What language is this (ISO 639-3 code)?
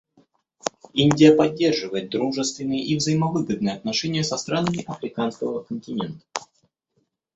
rus